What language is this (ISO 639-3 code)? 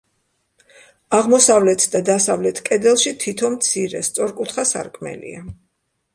kat